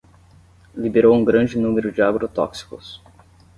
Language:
Portuguese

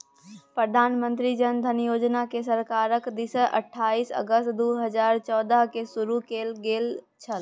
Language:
Maithili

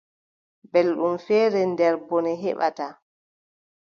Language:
Adamawa Fulfulde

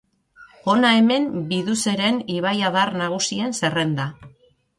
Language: Basque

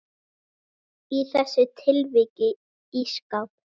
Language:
Icelandic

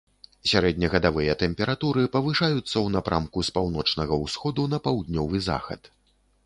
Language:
Belarusian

